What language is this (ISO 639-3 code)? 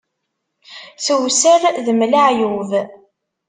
kab